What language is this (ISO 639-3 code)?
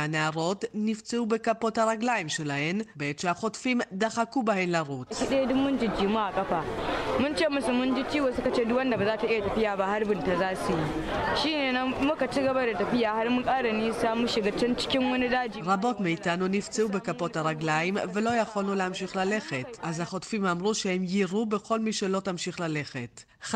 heb